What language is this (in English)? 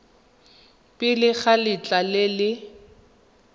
Tswana